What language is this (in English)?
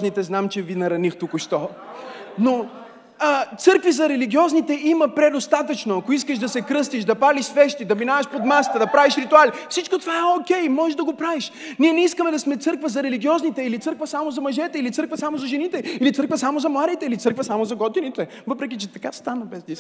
Bulgarian